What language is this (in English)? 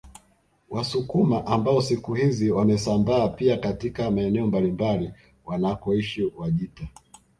Swahili